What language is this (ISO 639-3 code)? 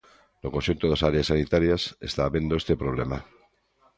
glg